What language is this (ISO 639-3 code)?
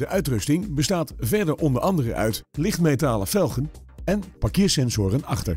nld